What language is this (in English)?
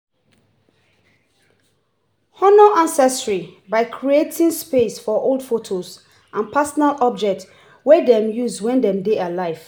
Nigerian Pidgin